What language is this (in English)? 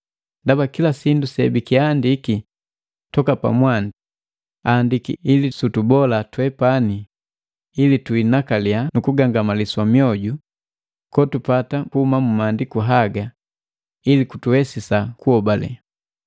Matengo